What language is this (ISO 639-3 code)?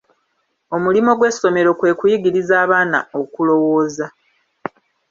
lug